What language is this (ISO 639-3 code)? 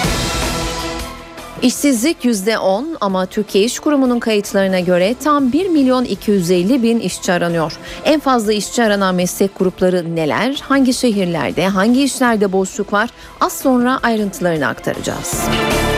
tur